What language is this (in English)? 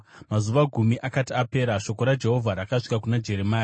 Shona